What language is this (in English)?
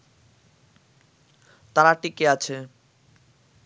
Bangla